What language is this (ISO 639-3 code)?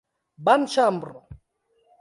epo